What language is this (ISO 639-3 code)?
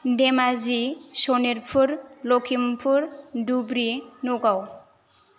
brx